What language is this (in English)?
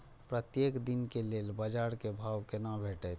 Maithili